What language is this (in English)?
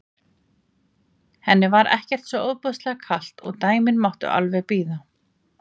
Icelandic